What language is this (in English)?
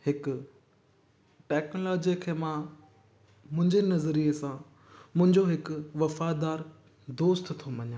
Sindhi